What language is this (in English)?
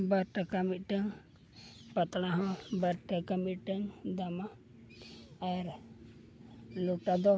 Santali